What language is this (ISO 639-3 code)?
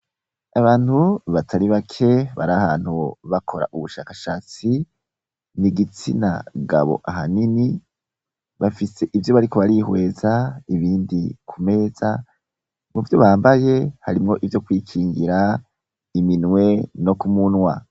run